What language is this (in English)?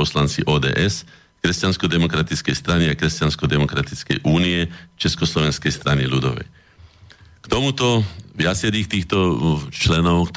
Slovak